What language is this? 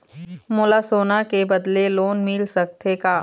Chhattisgarhi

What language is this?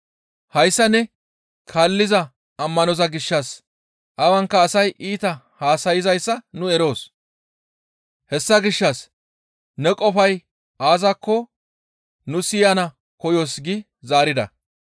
Gamo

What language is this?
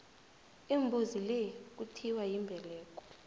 South Ndebele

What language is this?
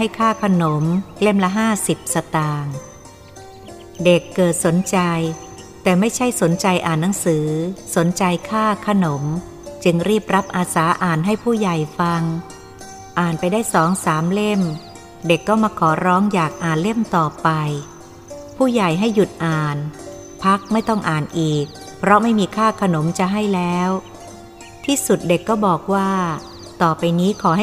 Thai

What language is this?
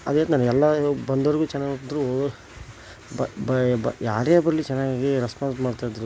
Kannada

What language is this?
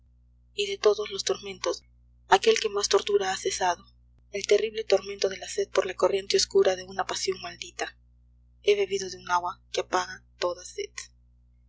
Spanish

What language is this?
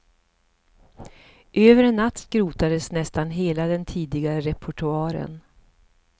Swedish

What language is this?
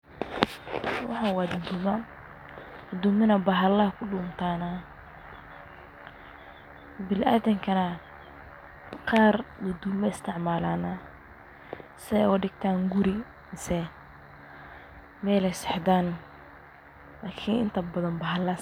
Somali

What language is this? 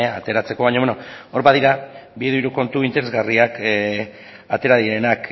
Basque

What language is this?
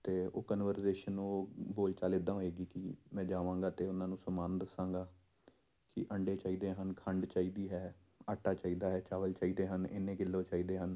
Punjabi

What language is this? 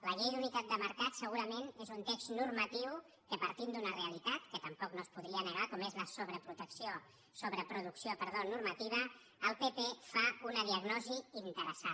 Catalan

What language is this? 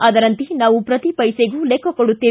Kannada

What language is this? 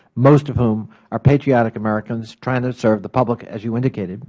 English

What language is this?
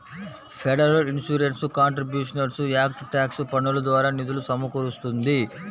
Telugu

